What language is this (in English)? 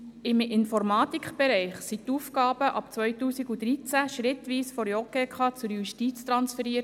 Swiss German